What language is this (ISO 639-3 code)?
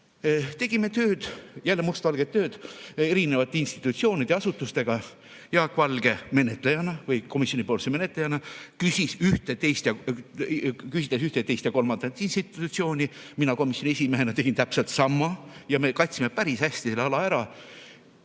est